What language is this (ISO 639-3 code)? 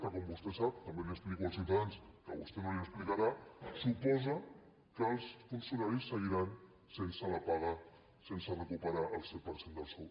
cat